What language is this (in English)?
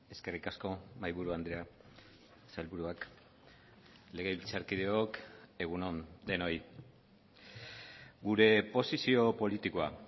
Basque